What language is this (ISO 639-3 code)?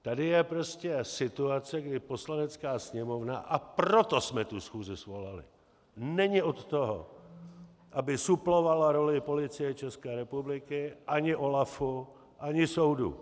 ces